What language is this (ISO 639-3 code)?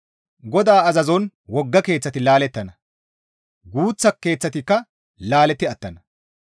gmv